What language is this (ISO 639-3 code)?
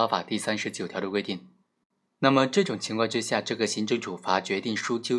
zho